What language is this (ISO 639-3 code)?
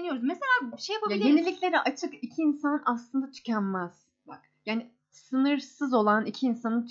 tur